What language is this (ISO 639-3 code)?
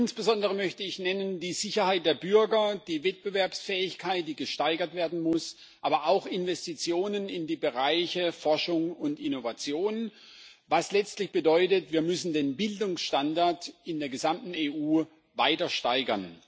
deu